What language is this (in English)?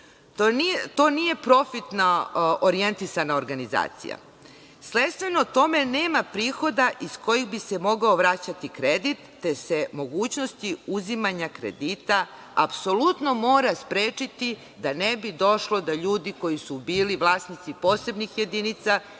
Serbian